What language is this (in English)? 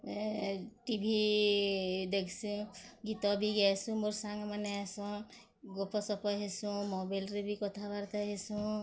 Odia